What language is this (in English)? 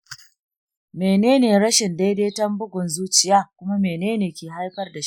Hausa